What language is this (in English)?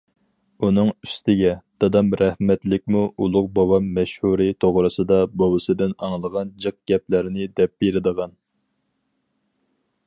Uyghur